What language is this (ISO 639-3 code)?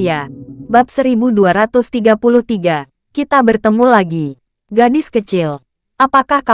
ind